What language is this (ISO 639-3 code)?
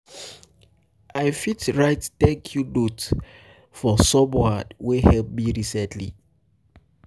pcm